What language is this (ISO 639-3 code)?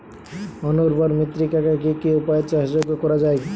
ben